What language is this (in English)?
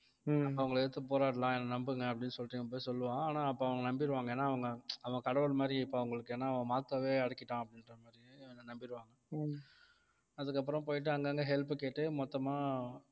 Tamil